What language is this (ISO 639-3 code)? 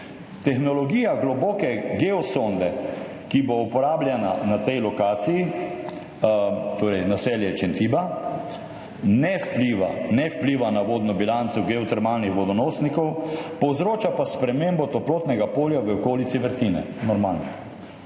slv